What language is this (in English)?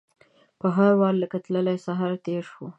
Pashto